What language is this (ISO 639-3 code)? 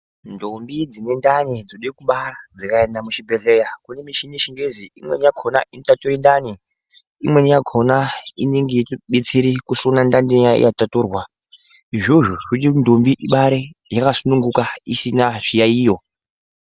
ndc